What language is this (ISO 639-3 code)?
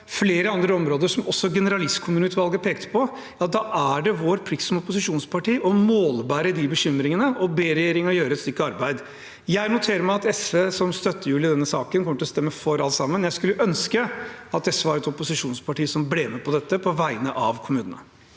nor